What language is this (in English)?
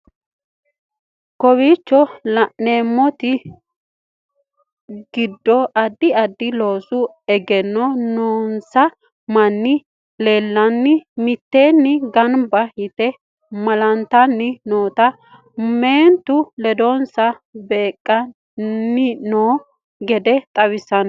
Sidamo